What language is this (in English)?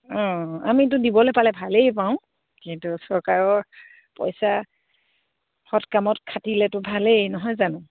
Assamese